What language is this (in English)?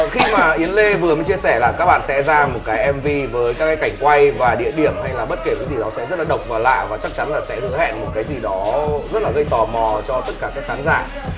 Vietnamese